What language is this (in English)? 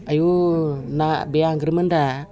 Bodo